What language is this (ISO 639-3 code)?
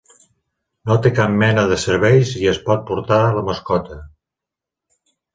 cat